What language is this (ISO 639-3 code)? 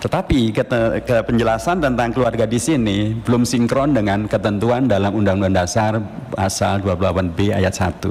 ind